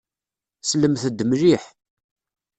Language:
Kabyle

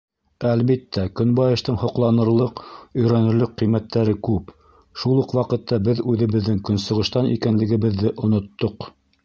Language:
Bashkir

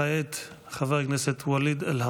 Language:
Hebrew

